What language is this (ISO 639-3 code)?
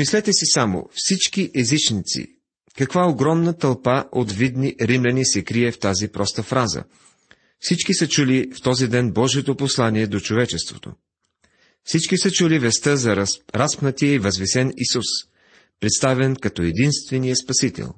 bul